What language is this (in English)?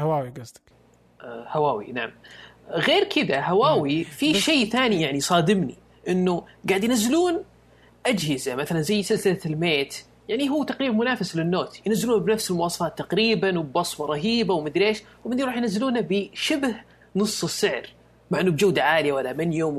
Arabic